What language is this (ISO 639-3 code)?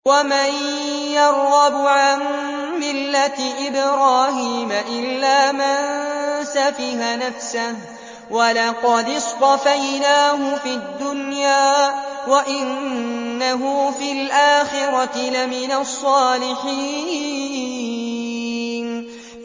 ara